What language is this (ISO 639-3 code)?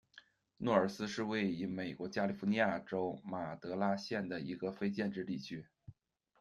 zho